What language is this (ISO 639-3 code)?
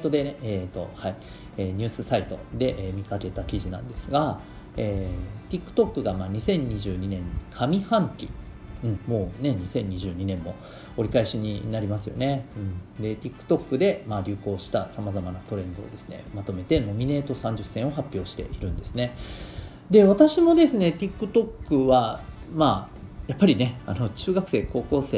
jpn